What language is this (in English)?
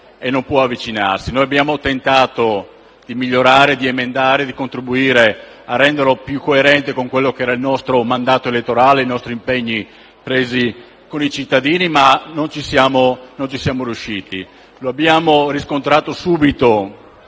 Italian